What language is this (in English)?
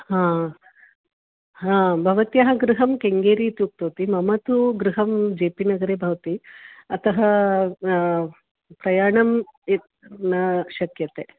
Sanskrit